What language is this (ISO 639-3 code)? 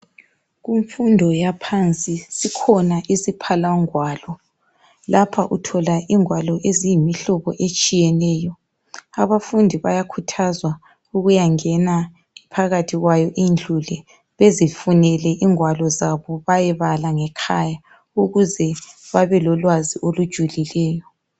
nde